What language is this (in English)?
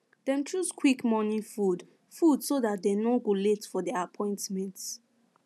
Nigerian Pidgin